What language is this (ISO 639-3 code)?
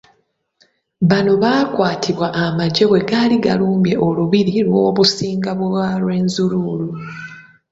lug